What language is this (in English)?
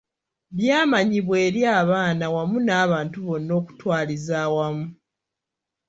Ganda